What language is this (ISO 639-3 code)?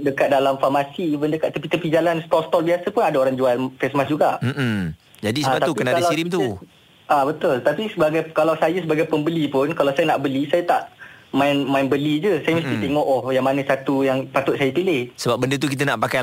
msa